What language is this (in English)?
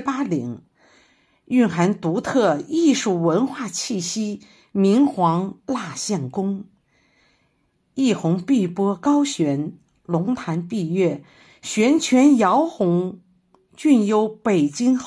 Chinese